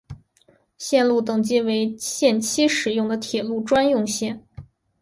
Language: Chinese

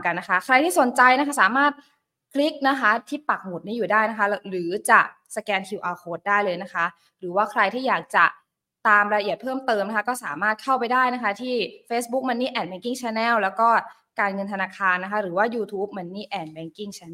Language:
Thai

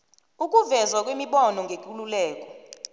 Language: South Ndebele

